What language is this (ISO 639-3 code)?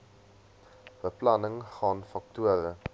afr